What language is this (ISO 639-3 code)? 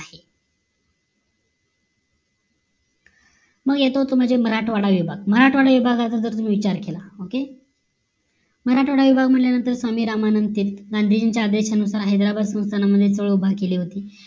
mar